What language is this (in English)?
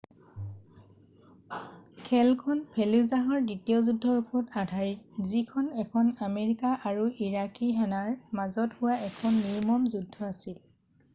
Assamese